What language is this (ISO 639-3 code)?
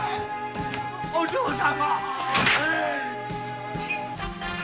jpn